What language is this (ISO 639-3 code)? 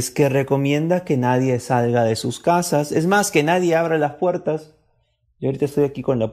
spa